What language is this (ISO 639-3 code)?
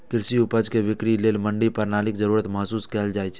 mai